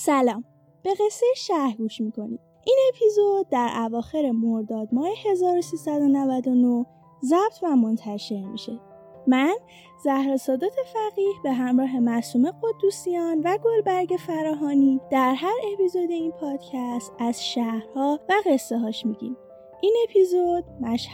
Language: Persian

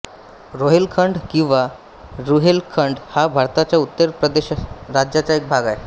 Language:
Marathi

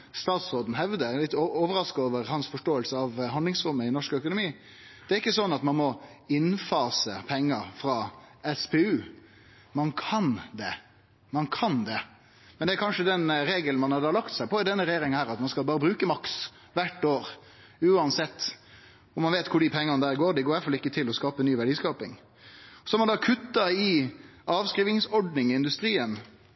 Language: Norwegian Nynorsk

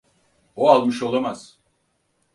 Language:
Turkish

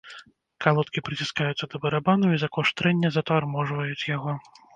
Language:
Belarusian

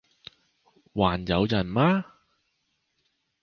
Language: Chinese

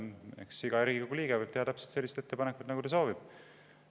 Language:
Estonian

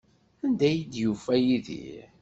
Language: Kabyle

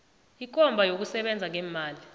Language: South Ndebele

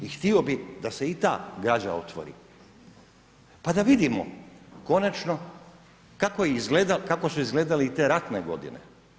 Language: Croatian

